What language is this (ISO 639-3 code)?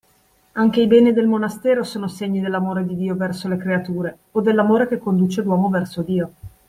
ita